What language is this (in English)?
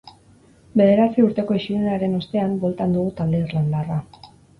Basque